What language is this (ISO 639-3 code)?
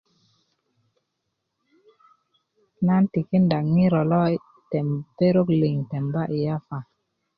ukv